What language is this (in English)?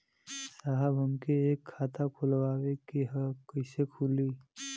Bhojpuri